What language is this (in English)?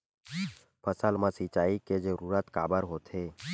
Chhattisgarhi